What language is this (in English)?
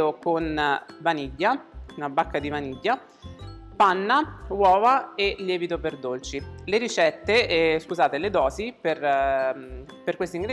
Italian